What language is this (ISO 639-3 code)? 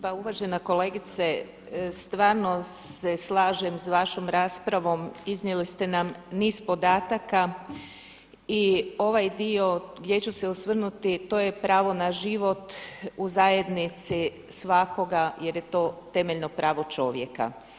hrv